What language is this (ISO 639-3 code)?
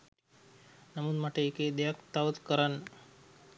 sin